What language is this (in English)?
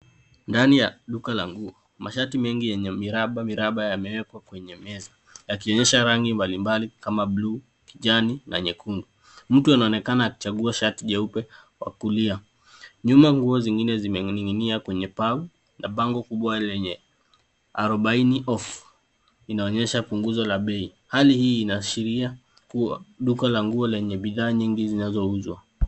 Swahili